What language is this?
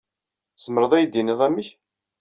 Kabyle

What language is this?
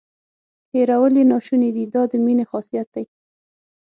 Pashto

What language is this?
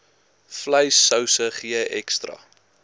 Afrikaans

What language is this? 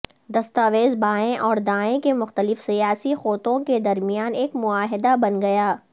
Urdu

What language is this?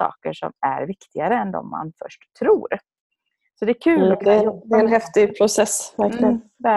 Swedish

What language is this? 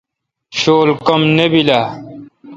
Kalkoti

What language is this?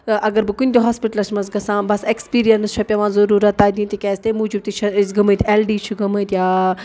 Kashmiri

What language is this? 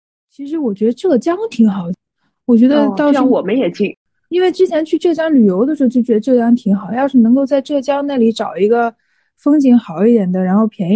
Chinese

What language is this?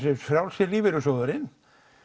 Icelandic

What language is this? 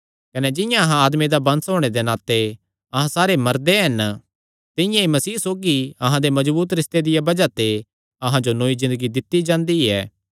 Kangri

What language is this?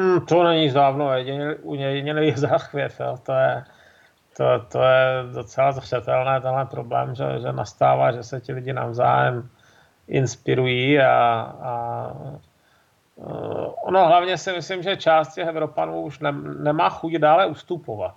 Czech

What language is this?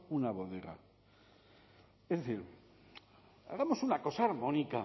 Spanish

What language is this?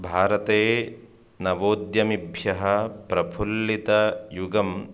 Sanskrit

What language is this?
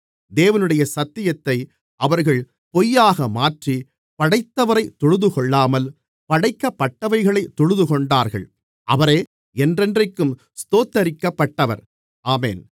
Tamil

